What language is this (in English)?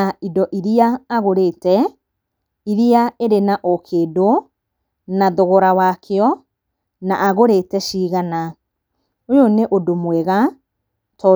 Kikuyu